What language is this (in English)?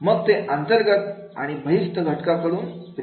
Marathi